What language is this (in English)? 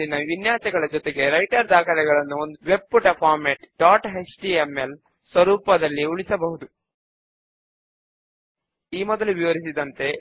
Telugu